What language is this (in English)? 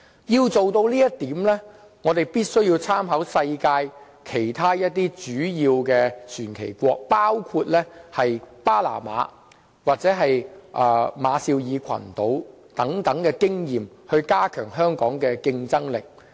Cantonese